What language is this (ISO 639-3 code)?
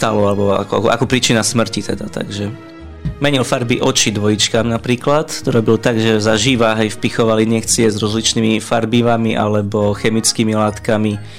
slk